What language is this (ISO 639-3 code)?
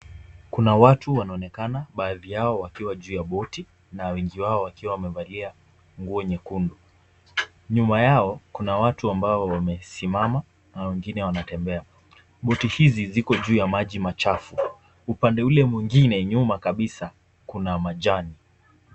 swa